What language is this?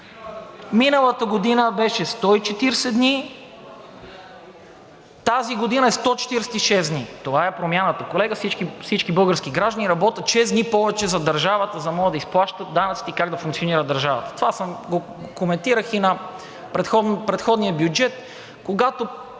Bulgarian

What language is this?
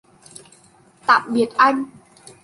Vietnamese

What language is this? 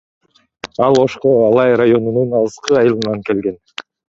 Kyrgyz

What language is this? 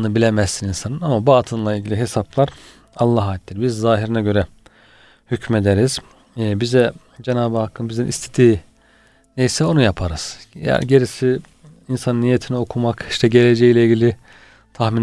Turkish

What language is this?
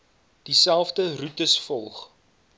Afrikaans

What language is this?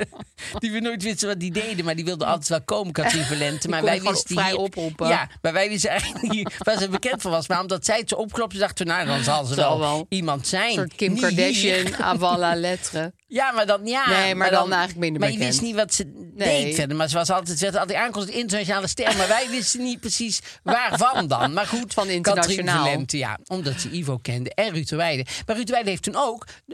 Dutch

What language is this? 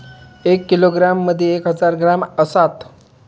Marathi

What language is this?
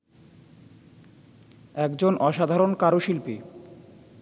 Bangla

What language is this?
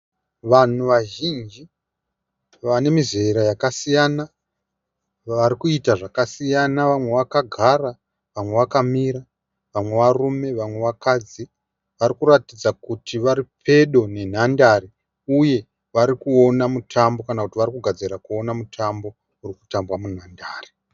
Shona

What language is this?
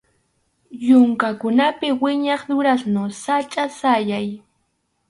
Arequipa-La Unión Quechua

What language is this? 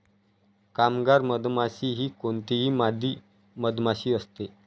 Marathi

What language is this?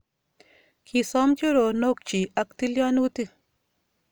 Kalenjin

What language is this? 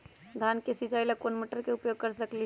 Magahi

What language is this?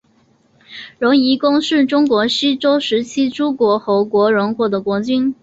Chinese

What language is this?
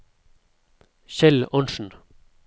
Norwegian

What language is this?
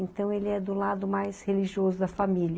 Portuguese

